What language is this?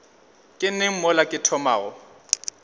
Northern Sotho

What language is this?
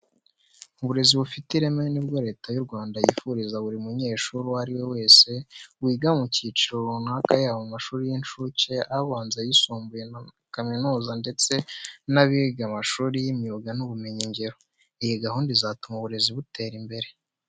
Kinyarwanda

